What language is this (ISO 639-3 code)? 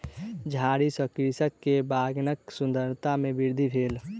mai